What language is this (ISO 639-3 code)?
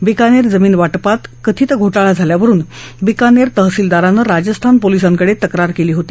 mar